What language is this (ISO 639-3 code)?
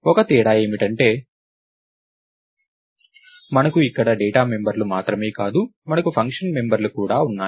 tel